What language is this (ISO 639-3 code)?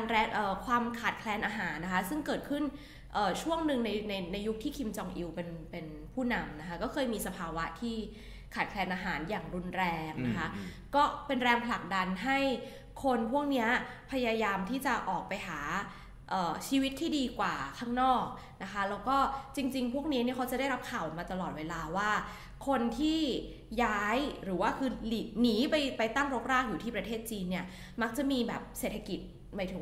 tha